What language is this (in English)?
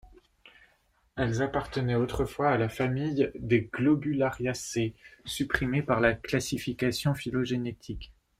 French